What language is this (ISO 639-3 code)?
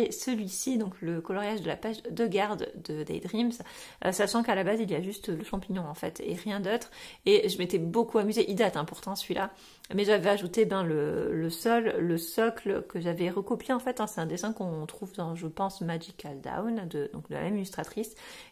fra